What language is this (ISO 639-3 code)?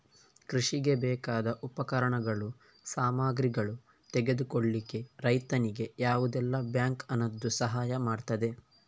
kan